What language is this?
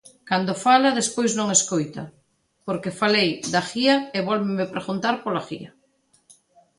Galician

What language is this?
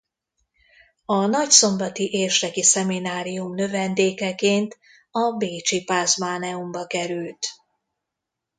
Hungarian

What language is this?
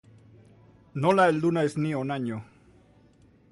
Basque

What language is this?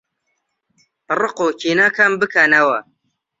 Central Kurdish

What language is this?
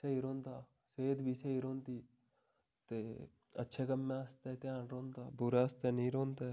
Dogri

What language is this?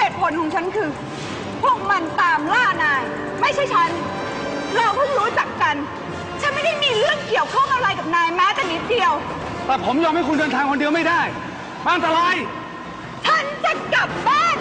Thai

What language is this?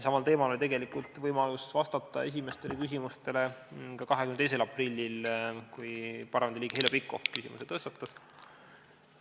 Estonian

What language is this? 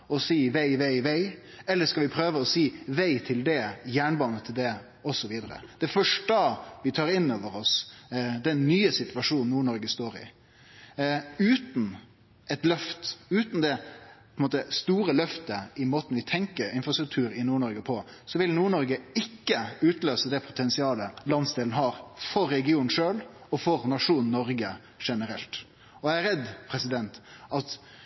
Norwegian Nynorsk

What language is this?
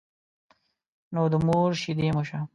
Pashto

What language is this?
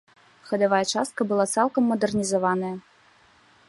Belarusian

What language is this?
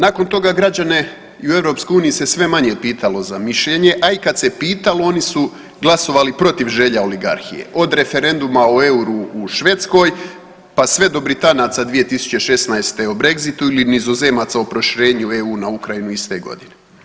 Croatian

